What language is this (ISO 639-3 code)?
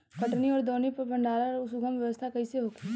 bho